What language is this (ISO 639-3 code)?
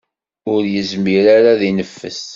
kab